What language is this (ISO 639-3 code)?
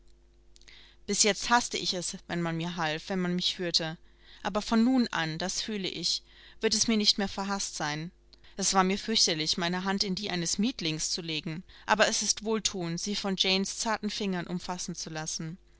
deu